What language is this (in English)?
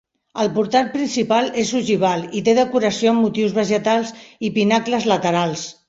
Catalan